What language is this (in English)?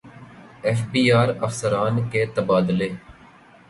Urdu